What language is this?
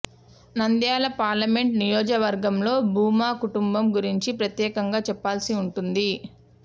Telugu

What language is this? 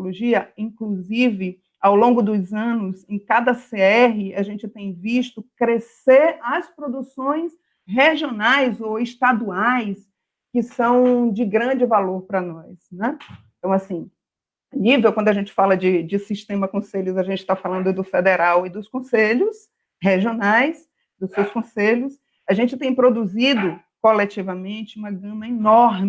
Portuguese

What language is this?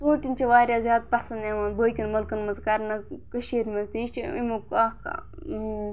Kashmiri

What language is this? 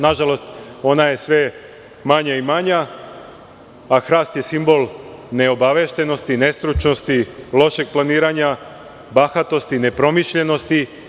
Serbian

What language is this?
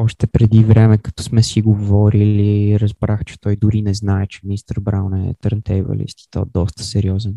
Bulgarian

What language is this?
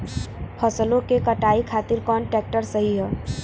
Bhojpuri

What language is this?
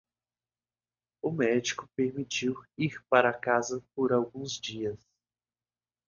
Portuguese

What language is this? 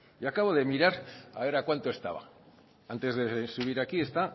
Spanish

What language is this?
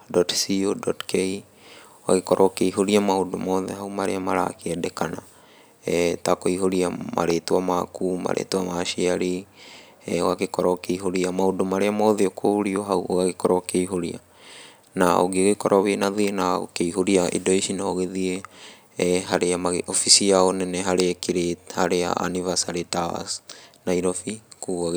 Kikuyu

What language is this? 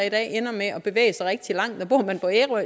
Danish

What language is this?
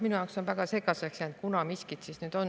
Estonian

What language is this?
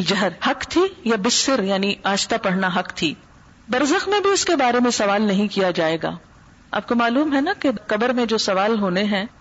Urdu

